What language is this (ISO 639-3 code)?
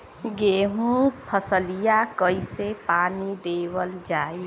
bho